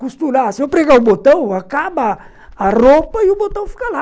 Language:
Portuguese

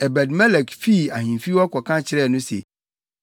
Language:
Akan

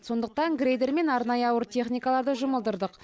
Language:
Kazakh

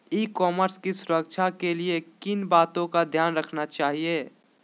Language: Magahi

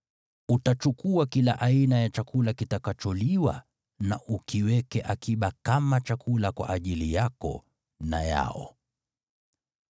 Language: Swahili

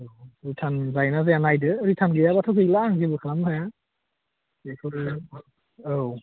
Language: Bodo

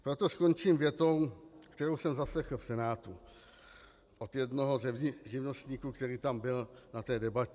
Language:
Czech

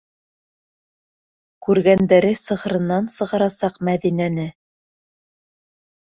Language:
Bashkir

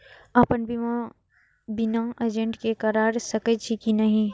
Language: Maithili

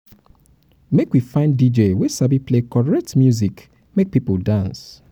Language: Nigerian Pidgin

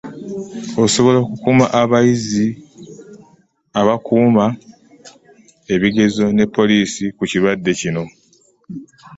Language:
Ganda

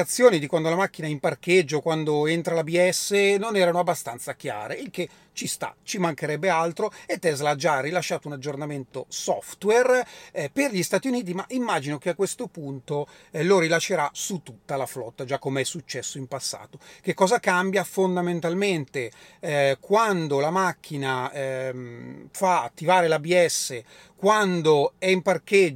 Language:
Italian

